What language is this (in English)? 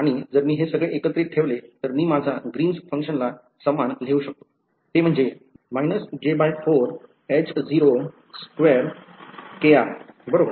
Marathi